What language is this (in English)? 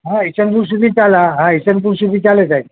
Gujarati